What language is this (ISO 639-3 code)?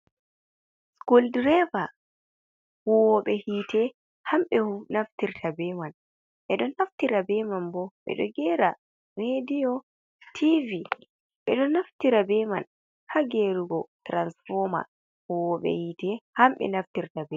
ful